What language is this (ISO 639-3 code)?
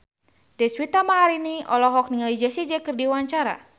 sun